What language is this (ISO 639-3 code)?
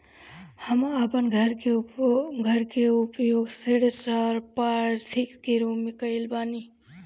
bho